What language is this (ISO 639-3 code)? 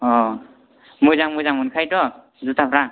brx